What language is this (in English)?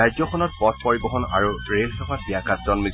Assamese